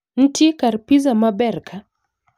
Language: Luo (Kenya and Tanzania)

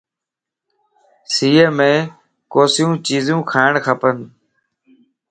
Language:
Lasi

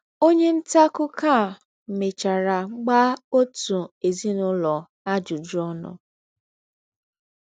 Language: Igbo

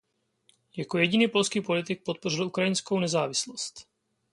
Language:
Czech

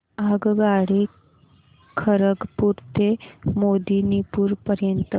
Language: Marathi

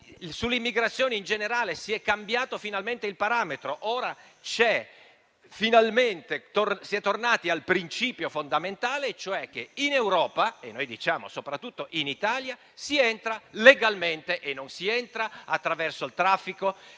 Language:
Italian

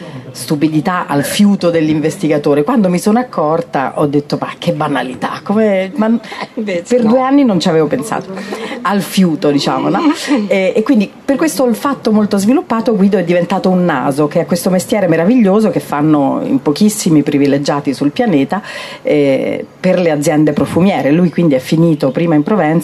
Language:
Italian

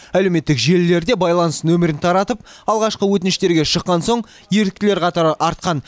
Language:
Kazakh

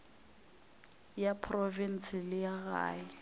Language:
Northern Sotho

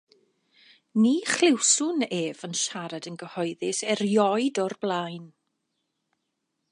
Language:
Welsh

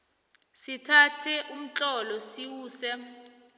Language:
South Ndebele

